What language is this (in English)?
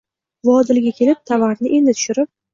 Uzbek